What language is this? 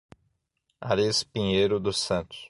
Portuguese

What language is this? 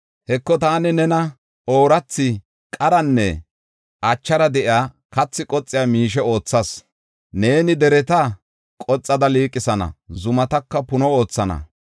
Gofa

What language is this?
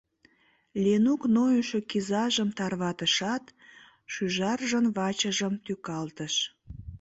Mari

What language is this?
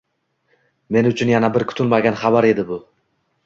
Uzbek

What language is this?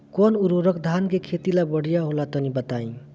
Bhojpuri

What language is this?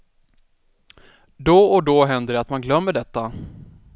Swedish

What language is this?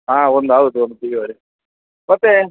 Kannada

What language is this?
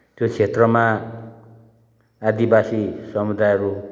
Nepali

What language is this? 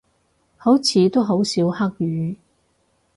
Cantonese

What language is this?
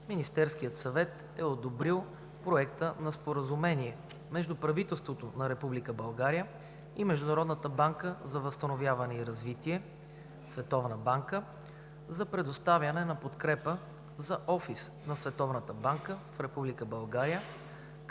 Bulgarian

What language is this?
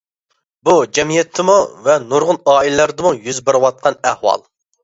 Uyghur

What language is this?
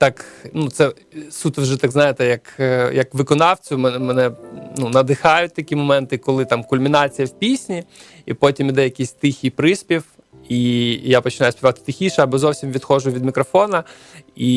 Ukrainian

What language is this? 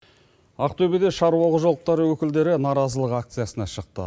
Kazakh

